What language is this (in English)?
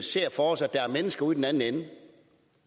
Danish